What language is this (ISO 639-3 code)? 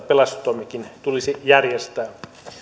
fin